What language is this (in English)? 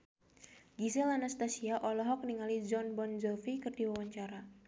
Sundanese